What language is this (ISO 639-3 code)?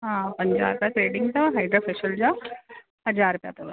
snd